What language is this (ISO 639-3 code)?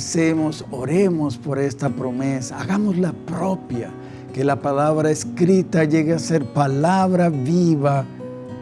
spa